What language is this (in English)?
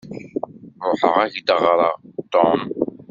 Kabyle